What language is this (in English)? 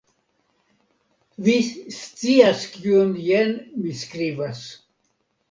Esperanto